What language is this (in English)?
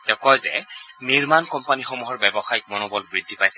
Assamese